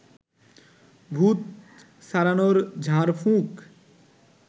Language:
Bangla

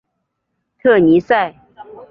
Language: Chinese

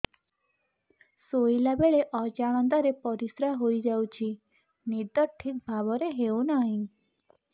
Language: Odia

